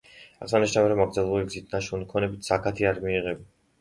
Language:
Georgian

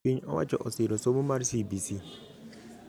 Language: Luo (Kenya and Tanzania)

